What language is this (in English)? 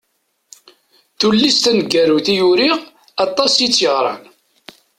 Kabyle